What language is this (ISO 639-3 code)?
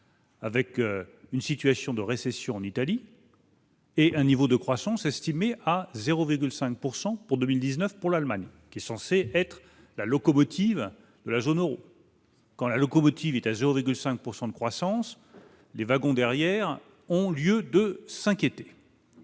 fra